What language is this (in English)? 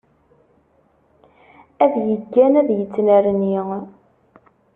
Kabyle